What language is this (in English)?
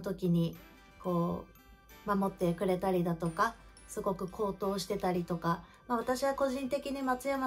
Japanese